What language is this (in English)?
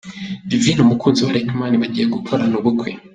Kinyarwanda